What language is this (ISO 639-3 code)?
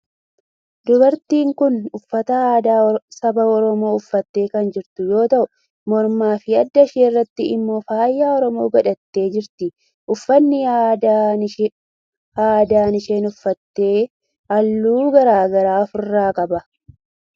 orm